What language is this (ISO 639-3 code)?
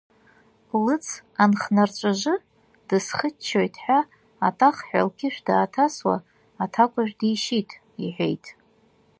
abk